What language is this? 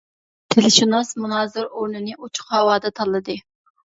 Uyghur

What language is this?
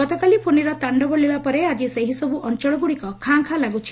Odia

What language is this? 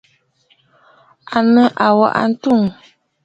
Bafut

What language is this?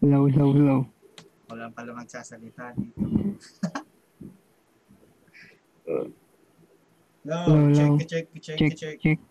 Filipino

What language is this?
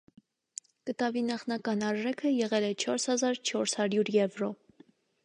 Armenian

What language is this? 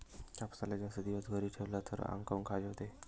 Marathi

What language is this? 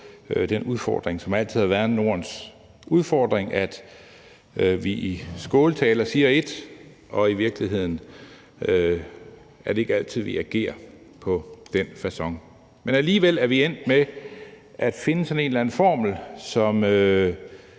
Danish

